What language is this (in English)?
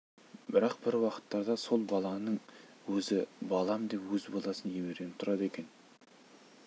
Kazakh